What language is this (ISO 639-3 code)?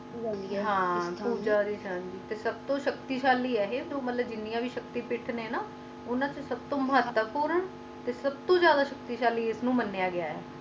pan